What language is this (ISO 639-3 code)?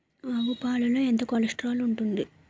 tel